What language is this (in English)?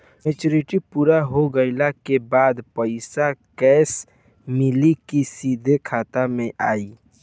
Bhojpuri